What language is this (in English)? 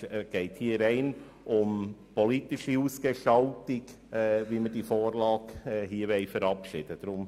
Swiss German